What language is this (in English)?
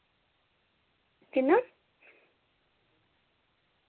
Dogri